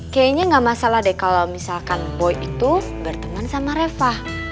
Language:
Indonesian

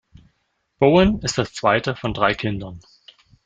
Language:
German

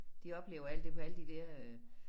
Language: Danish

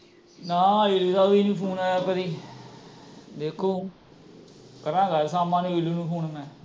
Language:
Punjabi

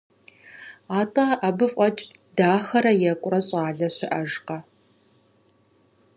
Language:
Kabardian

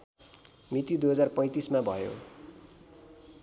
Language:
Nepali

